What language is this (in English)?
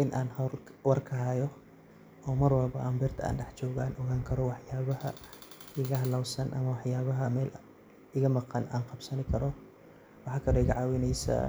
Somali